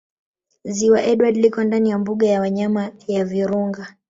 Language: Swahili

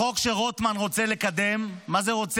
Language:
Hebrew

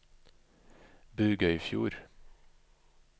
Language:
Norwegian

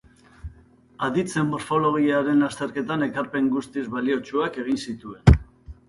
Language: Basque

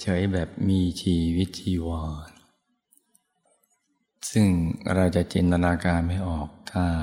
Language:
Thai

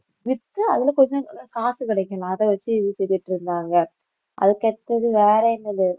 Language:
Tamil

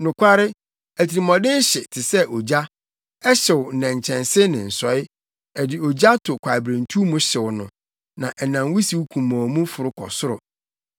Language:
Akan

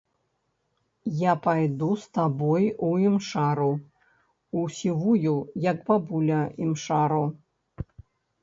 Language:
Belarusian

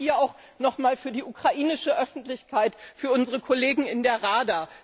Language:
German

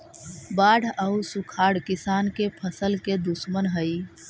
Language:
Magahi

